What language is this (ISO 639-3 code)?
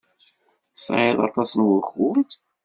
kab